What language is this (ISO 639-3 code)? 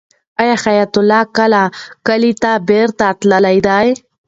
pus